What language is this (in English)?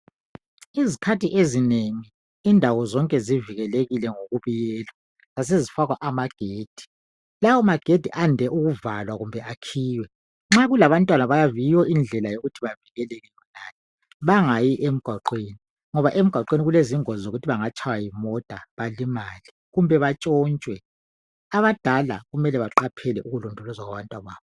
North Ndebele